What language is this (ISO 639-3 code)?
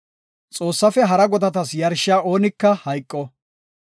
gof